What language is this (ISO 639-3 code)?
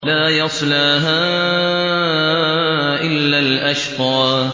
ara